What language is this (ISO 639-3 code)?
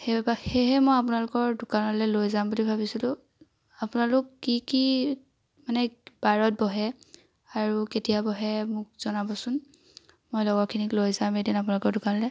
asm